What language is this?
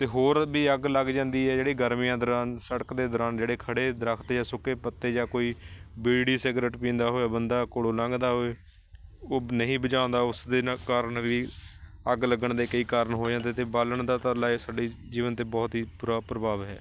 Punjabi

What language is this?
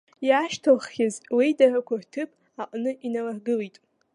Abkhazian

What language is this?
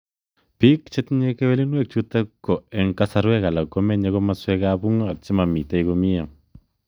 Kalenjin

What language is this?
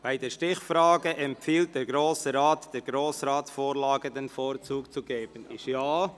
Swiss German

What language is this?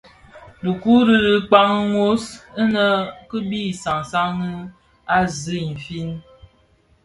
Bafia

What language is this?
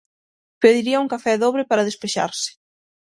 Galician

